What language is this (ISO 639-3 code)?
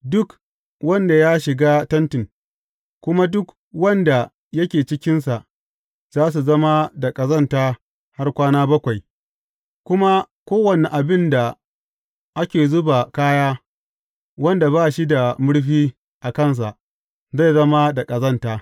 hau